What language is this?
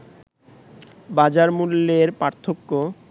Bangla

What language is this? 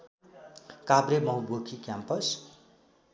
Nepali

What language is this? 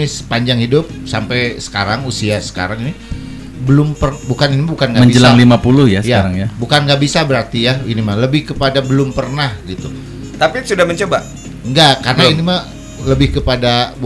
Indonesian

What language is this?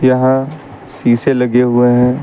Hindi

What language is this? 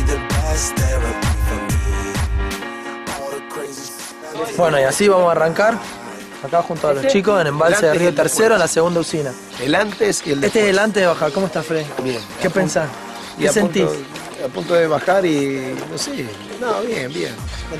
Spanish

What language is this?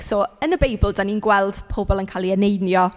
Welsh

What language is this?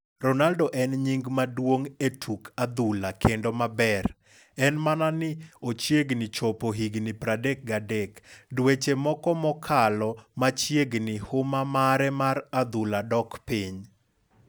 Luo (Kenya and Tanzania)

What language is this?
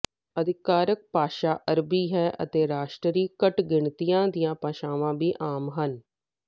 Punjabi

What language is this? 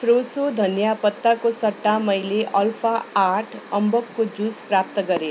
Nepali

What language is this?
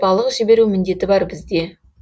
Kazakh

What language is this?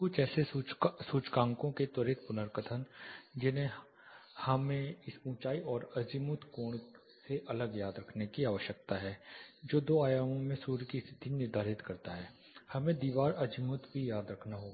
Hindi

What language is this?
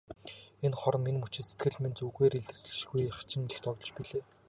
Mongolian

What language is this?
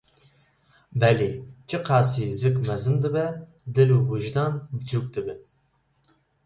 Kurdish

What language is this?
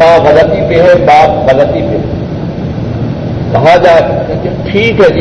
Urdu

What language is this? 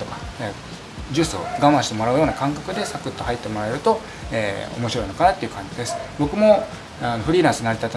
Japanese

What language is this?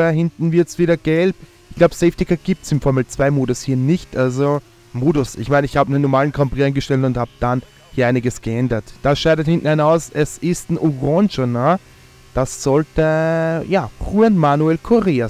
German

